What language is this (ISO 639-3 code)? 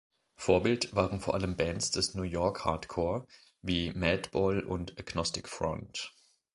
deu